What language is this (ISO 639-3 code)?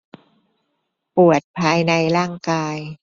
tha